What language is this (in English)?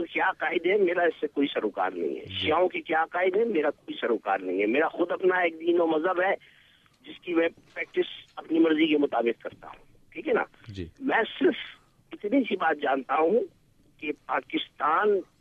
Urdu